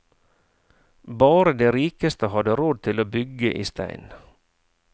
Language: Norwegian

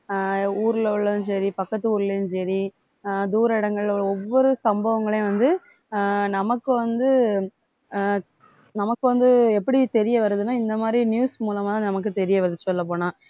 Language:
Tamil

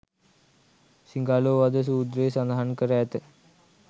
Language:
Sinhala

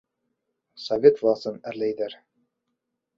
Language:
Bashkir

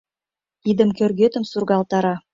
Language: Mari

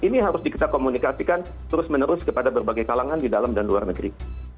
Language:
Indonesian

